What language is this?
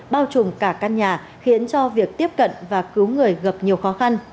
Vietnamese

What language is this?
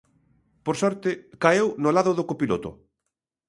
Galician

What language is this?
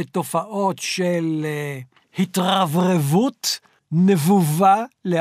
Hebrew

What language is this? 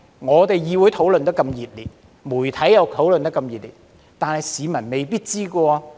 Cantonese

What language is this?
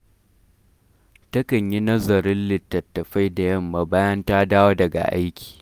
Hausa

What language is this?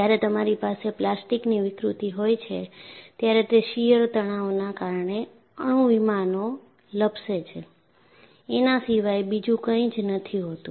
Gujarati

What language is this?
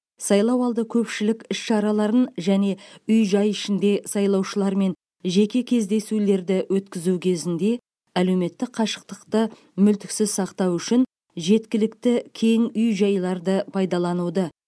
Kazakh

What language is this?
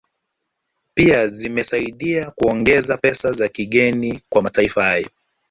Swahili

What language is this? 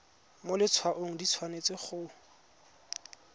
Tswana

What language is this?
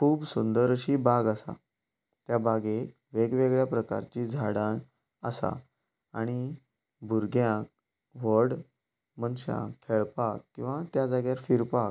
Konkani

